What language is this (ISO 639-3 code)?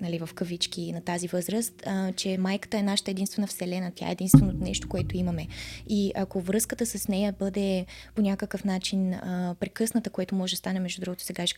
bul